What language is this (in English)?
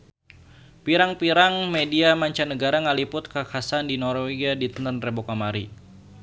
Sundanese